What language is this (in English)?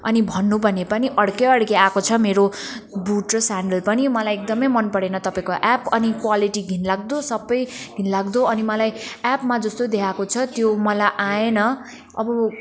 Nepali